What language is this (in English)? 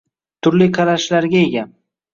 Uzbek